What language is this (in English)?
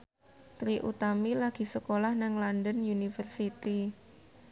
Javanese